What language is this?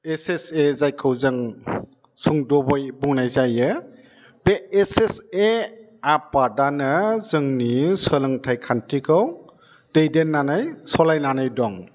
Bodo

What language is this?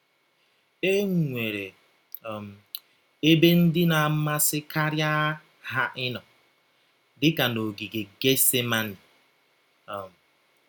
Igbo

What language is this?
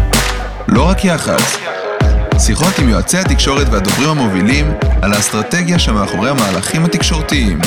Hebrew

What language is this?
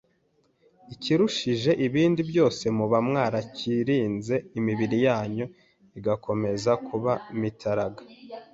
Kinyarwanda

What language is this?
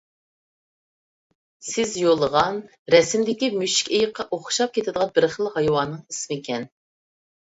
Uyghur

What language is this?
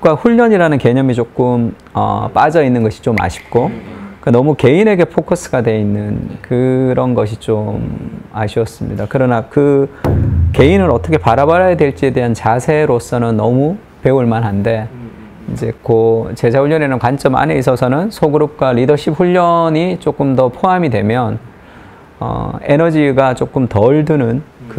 Korean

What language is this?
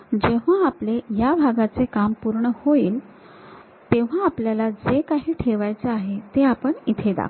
Marathi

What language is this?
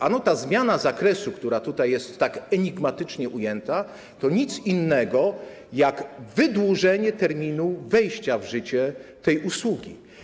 Polish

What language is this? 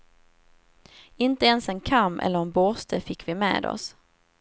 Swedish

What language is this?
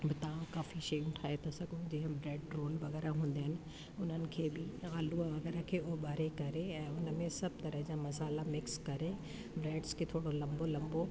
Sindhi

